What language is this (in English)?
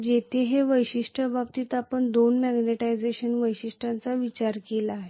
Marathi